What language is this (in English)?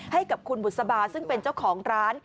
Thai